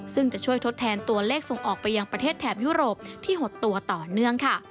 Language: Thai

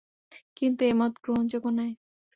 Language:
Bangla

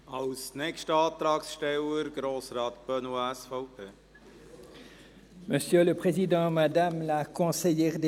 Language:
Swiss German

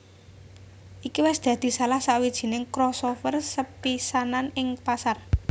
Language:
Javanese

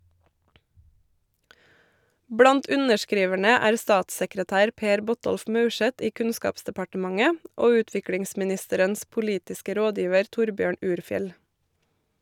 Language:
Norwegian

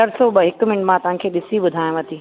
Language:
Sindhi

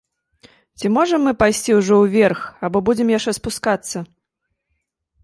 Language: Belarusian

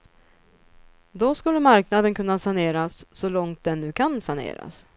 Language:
Swedish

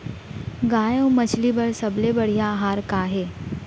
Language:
Chhattisgarhi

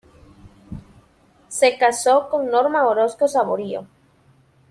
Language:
Spanish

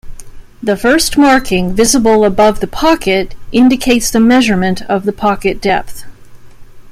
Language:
English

